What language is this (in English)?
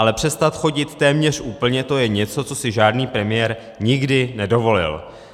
Czech